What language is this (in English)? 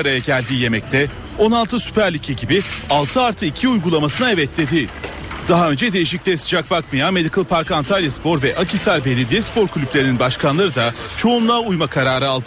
Turkish